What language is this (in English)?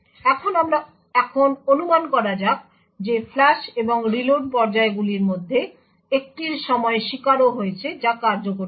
Bangla